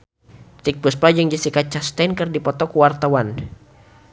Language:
Sundanese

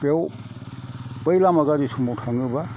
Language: Bodo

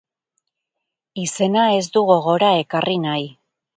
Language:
Basque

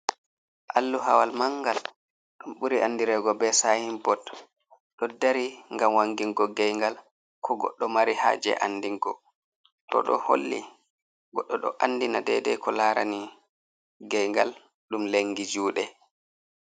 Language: Fula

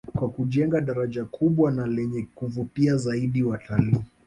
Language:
Swahili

